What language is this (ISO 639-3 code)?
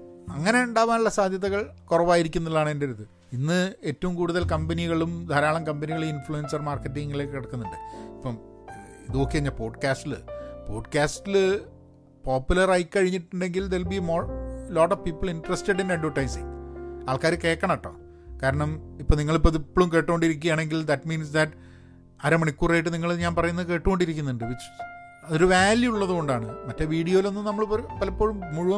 mal